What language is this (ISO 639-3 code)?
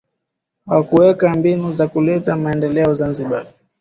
swa